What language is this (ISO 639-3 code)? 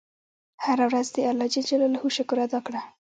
pus